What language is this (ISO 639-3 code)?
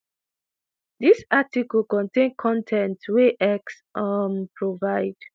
pcm